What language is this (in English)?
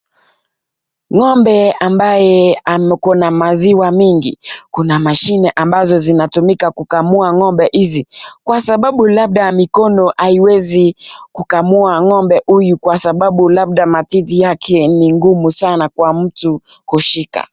Swahili